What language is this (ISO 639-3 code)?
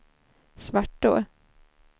swe